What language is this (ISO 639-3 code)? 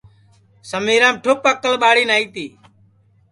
ssi